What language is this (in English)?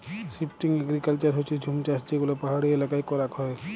Bangla